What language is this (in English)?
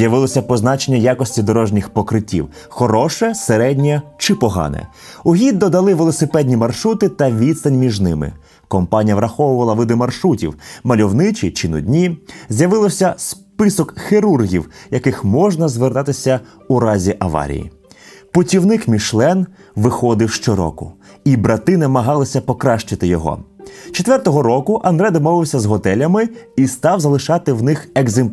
Ukrainian